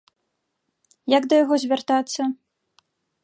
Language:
Belarusian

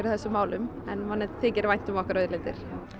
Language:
Icelandic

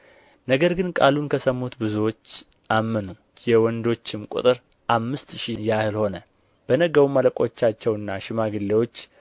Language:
Amharic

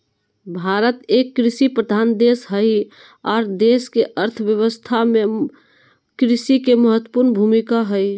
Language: Magahi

